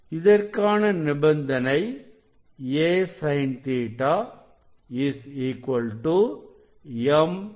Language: Tamil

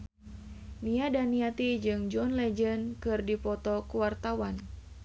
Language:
Sundanese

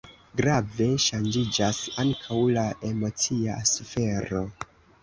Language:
Esperanto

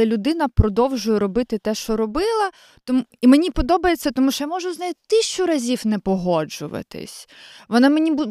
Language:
Ukrainian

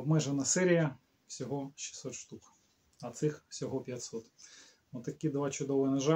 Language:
Russian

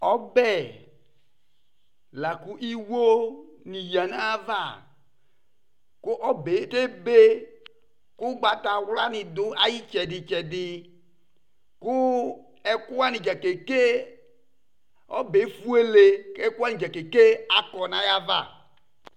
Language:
Ikposo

